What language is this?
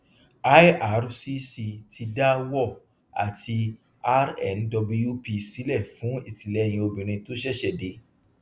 Yoruba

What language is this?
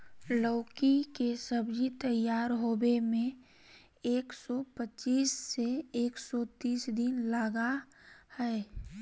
Magahi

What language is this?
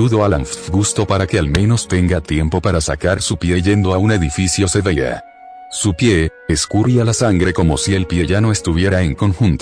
Spanish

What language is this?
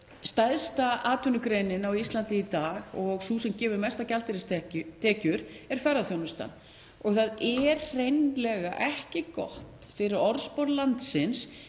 Icelandic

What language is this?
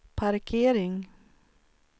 Swedish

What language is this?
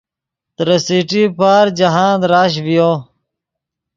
Yidgha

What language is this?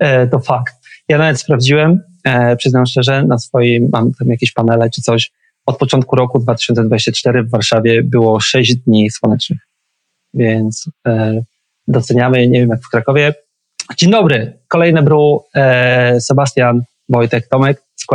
Polish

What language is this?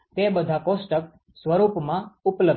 Gujarati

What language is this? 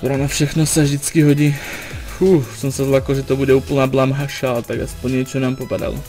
Czech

